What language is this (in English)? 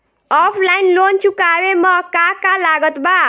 Bhojpuri